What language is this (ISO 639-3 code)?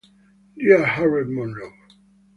ita